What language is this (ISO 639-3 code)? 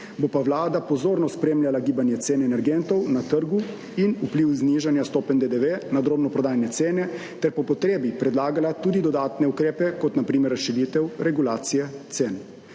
slv